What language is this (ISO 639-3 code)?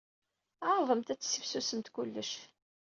kab